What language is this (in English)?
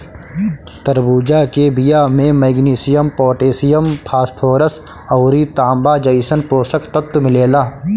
Bhojpuri